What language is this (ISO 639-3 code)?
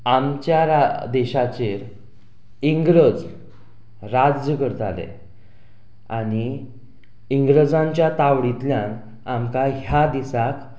kok